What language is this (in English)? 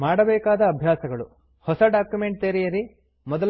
Kannada